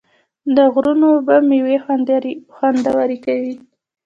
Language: Pashto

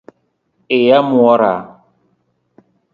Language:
Luo (Kenya and Tanzania)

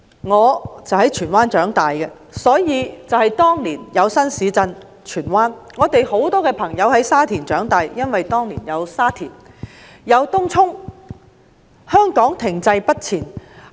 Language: Cantonese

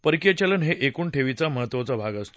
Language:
Marathi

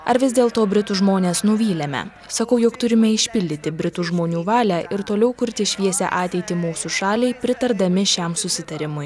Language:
Lithuanian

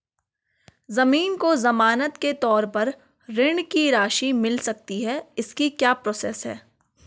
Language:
Hindi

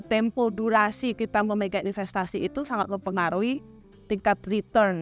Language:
Indonesian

